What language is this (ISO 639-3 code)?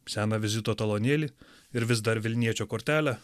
lit